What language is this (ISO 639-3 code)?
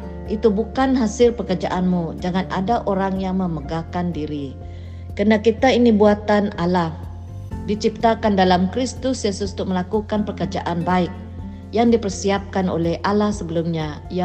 msa